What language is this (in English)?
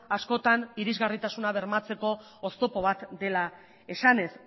Basque